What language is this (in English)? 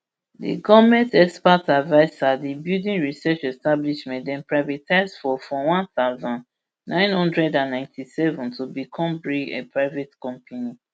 Nigerian Pidgin